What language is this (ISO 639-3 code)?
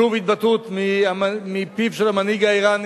heb